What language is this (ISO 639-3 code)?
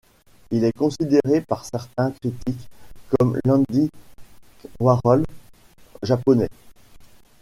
fra